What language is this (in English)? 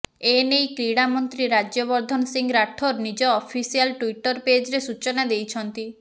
Odia